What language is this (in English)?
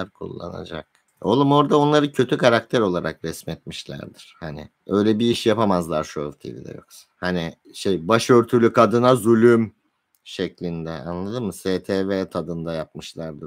Turkish